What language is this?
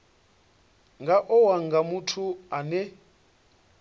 Venda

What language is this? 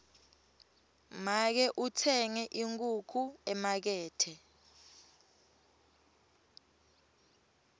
Swati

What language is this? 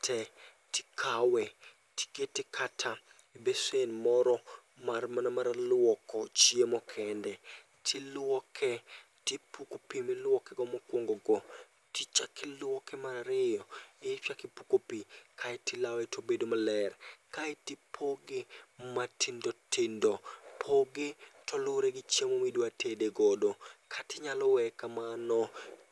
Luo (Kenya and Tanzania)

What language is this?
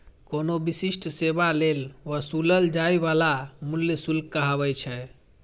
Maithili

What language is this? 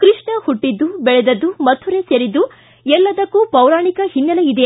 Kannada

